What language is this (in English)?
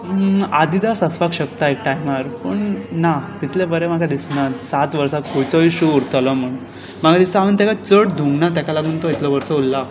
Konkani